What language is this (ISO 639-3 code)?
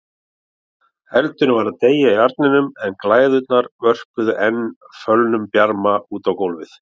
isl